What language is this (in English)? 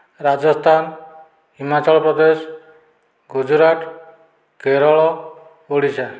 Odia